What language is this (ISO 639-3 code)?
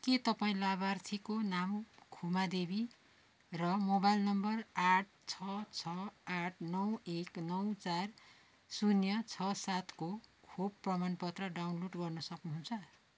nep